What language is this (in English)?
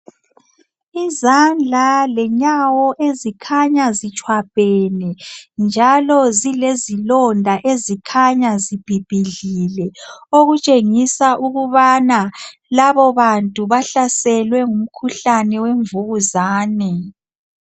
North Ndebele